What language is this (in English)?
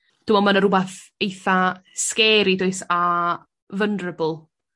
Welsh